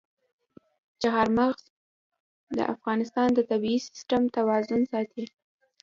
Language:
Pashto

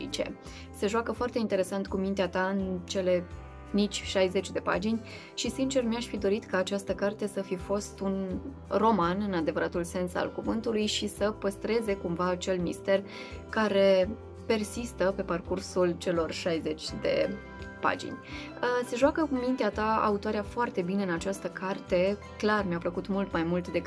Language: Romanian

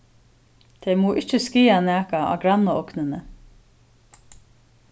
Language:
Faroese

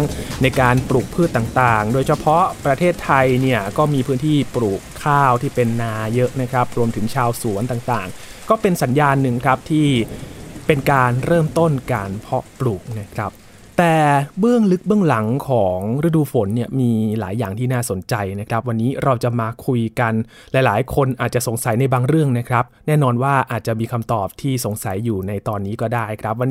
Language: Thai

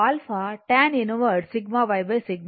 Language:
Telugu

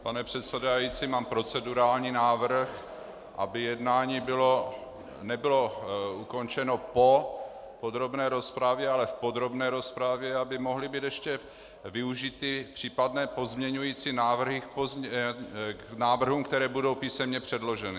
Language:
Czech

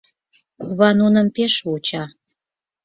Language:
Mari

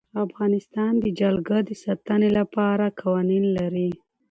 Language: Pashto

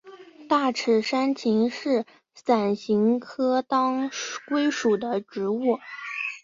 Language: Chinese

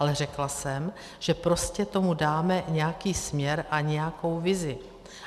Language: Czech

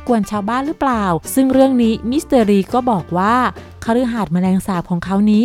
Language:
Thai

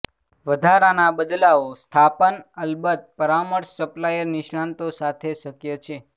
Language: Gujarati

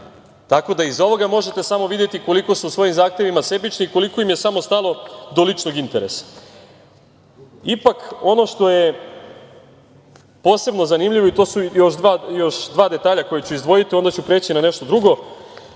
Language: Serbian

